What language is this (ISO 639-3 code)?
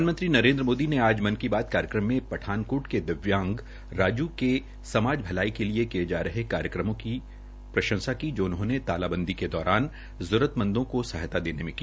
hin